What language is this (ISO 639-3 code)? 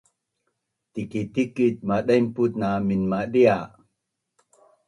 bnn